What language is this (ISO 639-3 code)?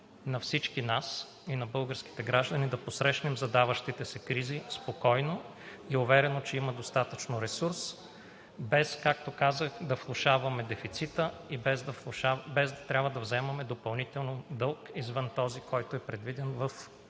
bul